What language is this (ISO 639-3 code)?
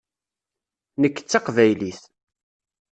kab